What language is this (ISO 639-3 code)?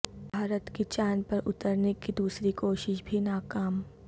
urd